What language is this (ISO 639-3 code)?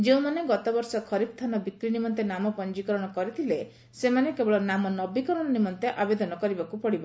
ori